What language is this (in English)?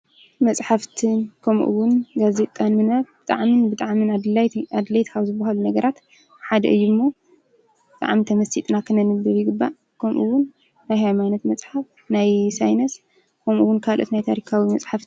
Tigrinya